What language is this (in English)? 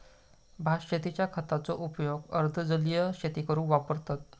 Marathi